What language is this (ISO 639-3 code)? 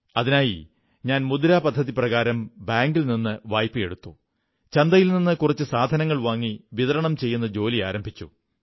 mal